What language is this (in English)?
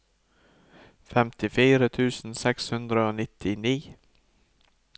Norwegian